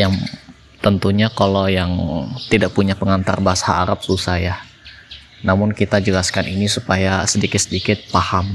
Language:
Indonesian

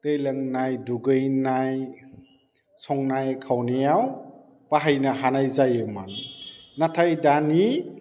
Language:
Bodo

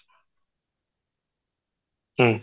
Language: Odia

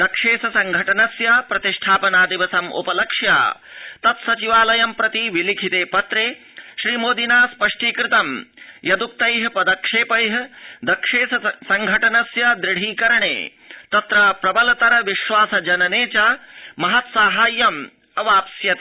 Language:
Sanskrit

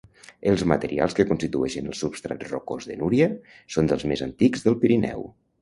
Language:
Catalan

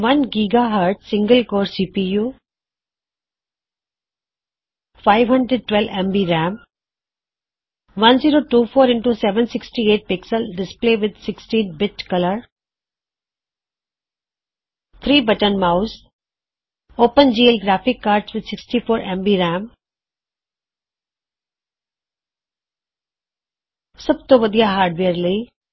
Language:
Punjabi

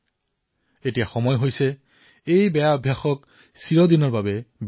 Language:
Assamese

